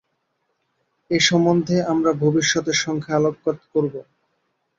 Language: Bangla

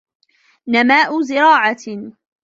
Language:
Arabic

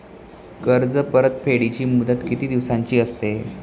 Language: Marathi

